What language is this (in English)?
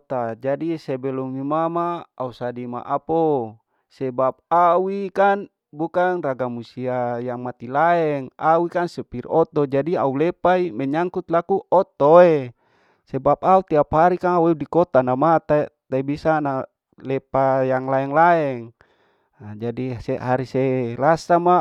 Larike-Wakasihu